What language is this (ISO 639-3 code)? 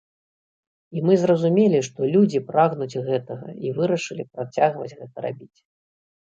bel